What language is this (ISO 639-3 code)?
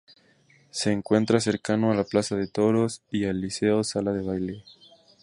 spa